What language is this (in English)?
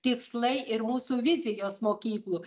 Lithuanian